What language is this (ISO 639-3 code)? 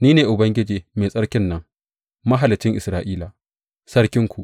hau